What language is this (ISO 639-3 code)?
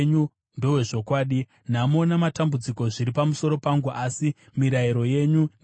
sna